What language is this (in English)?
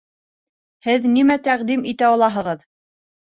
Bashkir